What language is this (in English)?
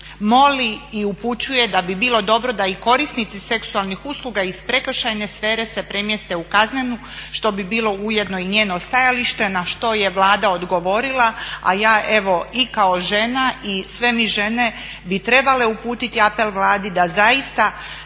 Croatian